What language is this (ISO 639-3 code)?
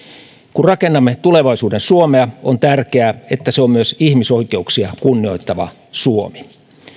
fin